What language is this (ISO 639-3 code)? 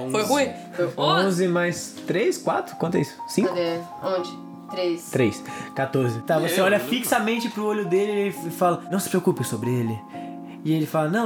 por